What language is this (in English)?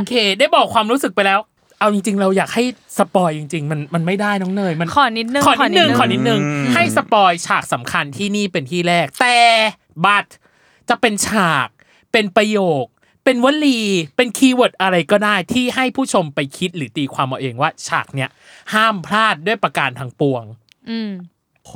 Thai